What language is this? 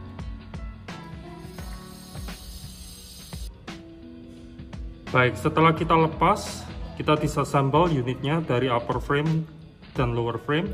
Indonesian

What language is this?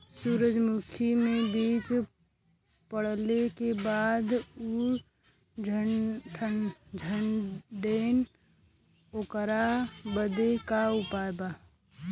Bhojpuri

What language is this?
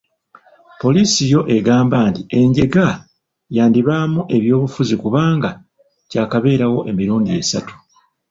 Ganda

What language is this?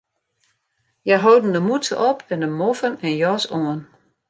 Western Frisian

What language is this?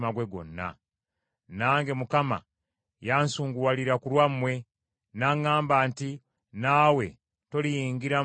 Ganda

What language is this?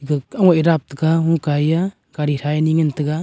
Wancho Naga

